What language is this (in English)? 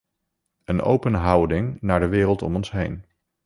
Dutch